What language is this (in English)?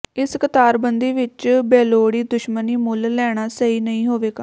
Punjabi